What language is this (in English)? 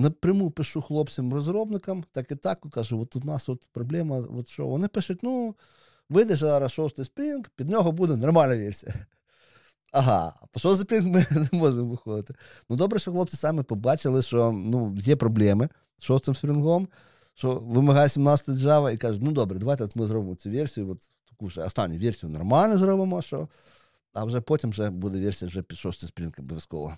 Ukrainian